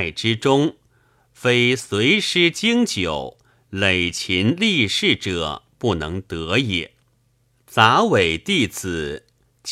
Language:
Chinese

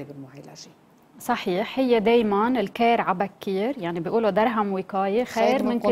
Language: Arabic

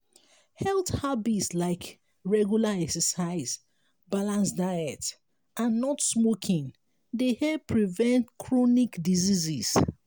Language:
Nigerian Pidgin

